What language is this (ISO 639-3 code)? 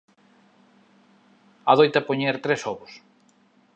glg